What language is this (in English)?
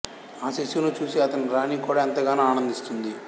Telugu